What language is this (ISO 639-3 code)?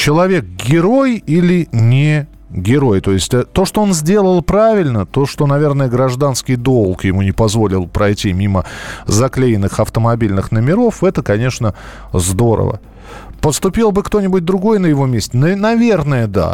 rus